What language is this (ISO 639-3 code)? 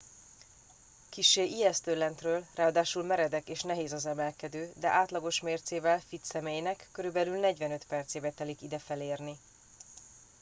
hun